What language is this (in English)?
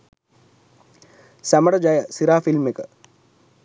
Sinhala